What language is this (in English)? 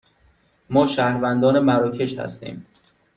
Persian